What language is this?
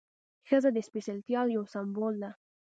Pashto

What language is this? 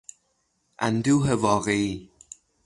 Persian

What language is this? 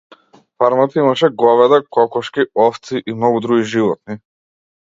Macedonian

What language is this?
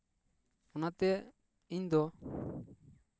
Santali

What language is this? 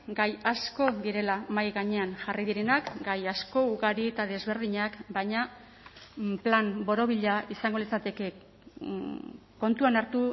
Basque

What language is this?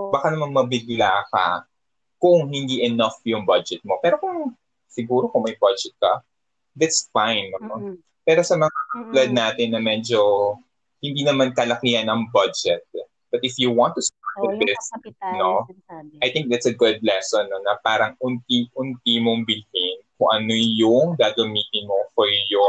Filipino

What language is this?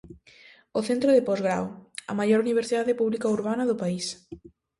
Galician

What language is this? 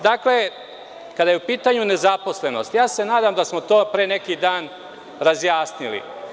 Serbian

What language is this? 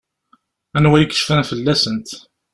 Kabyle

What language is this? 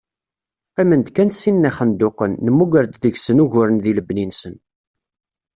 Kabyle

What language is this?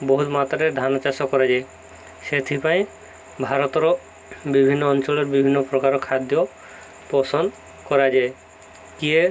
Odia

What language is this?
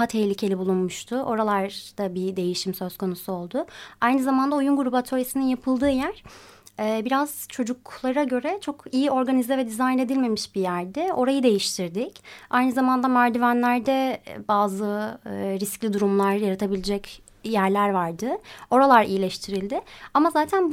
Turkish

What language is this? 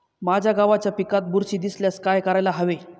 Marathi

